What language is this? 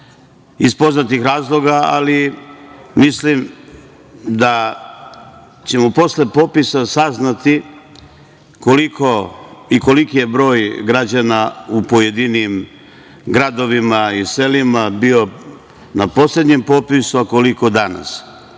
Serbian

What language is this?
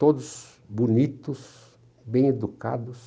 Portuguese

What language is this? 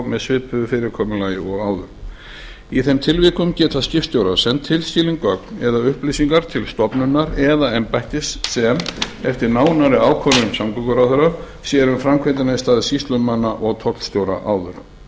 Icelandic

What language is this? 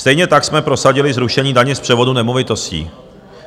Czech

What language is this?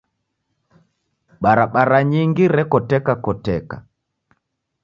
Taita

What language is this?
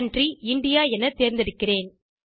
Tamil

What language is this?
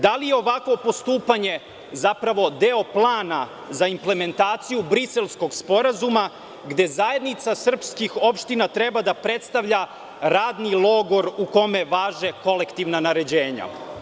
Serbian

